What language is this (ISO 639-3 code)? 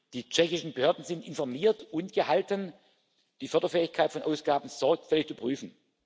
deu